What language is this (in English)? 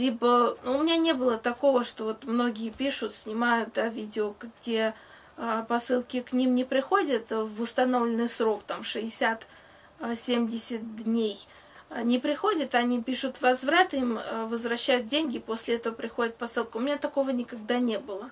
Russian